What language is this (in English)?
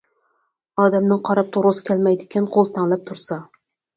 Uyghur